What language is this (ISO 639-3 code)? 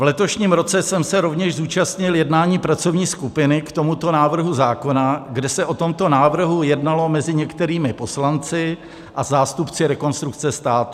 ces